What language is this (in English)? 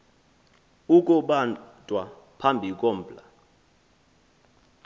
Xhosa